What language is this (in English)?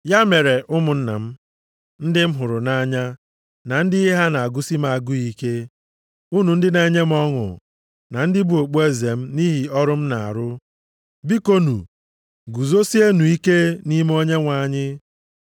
Igbo